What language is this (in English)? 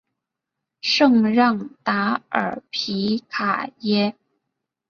Chinese